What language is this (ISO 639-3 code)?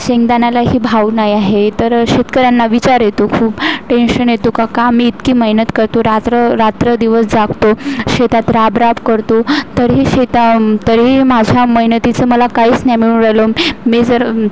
mar